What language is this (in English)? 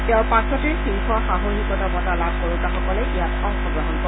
Assamese